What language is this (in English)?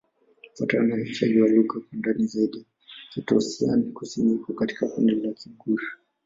Swahili